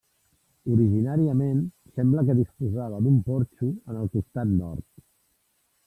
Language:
Catalan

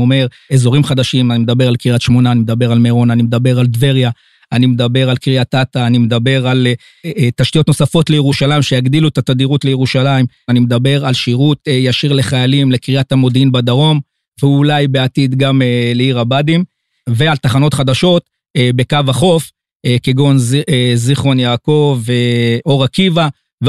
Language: Hebrew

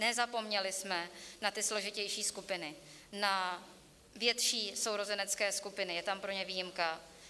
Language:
Czech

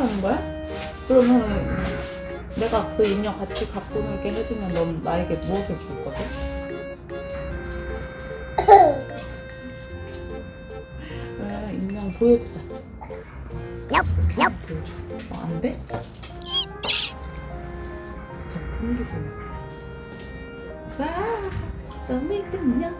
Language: Korean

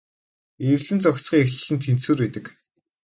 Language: Mongolian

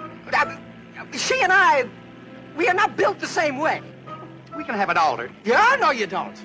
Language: Persian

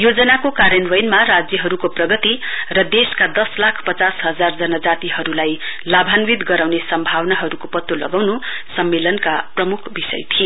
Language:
Nepali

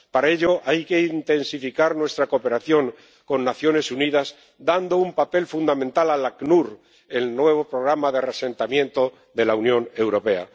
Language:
Spanish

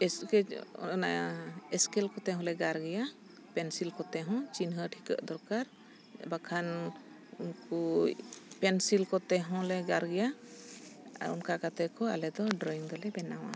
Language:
Santali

